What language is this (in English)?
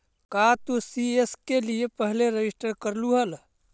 Magahi